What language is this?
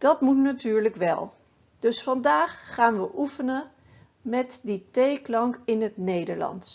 Dutch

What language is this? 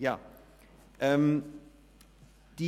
Swiss German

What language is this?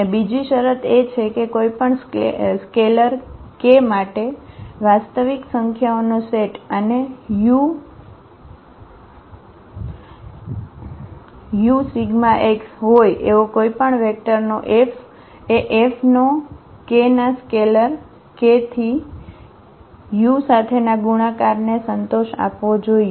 Gujarati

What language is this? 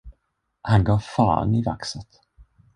Swedish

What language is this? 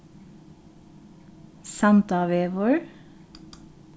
Faroese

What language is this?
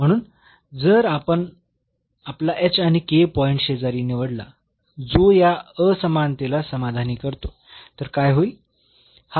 Marathi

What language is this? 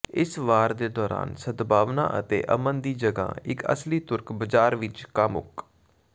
Punjabi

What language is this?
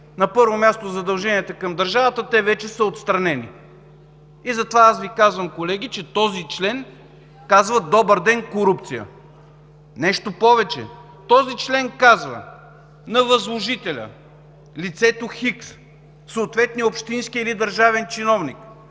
Bulgarian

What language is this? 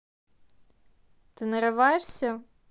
Russian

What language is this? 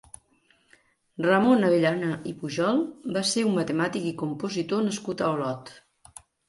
Catalan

